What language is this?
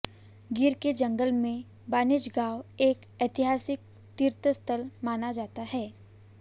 Hindi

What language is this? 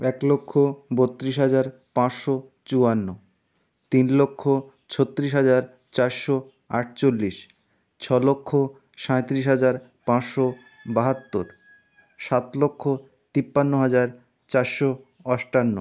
Bangla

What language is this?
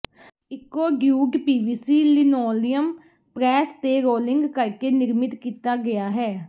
Punjabi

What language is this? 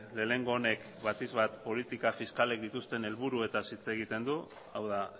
Basque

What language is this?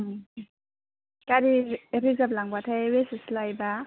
Bodo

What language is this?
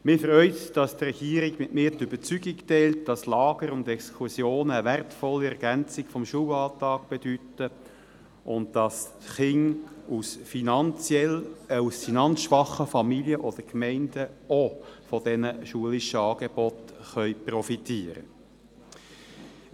Swiss German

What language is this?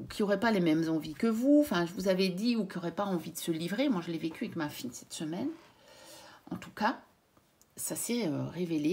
French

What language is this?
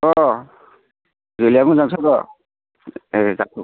Bodo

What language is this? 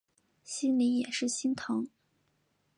Chinese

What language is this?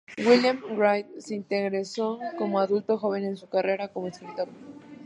Spanish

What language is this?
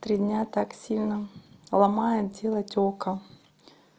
Russian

